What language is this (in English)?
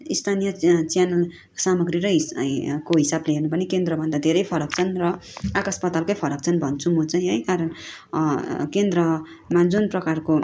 Nepali